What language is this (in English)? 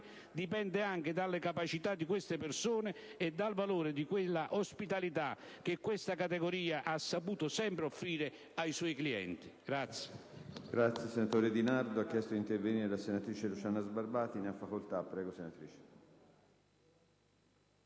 Italian